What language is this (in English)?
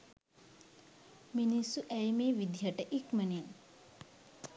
Sinhala